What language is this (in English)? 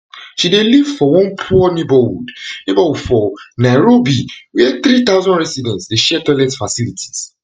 Nigerian Pidgin